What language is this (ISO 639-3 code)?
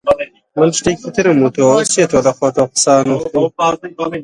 ckb